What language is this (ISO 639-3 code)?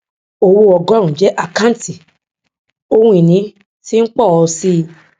yor